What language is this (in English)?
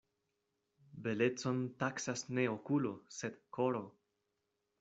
Esperanto